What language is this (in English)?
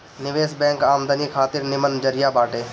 Bhojpuri